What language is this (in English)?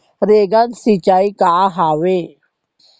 Chhattisgarhi